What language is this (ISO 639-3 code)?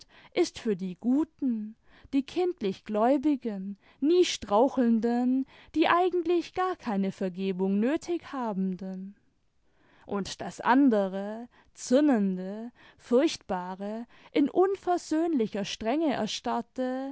deu